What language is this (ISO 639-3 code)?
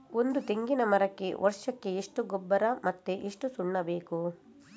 kan